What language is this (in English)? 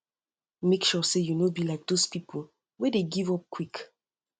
Nigerian Pidgin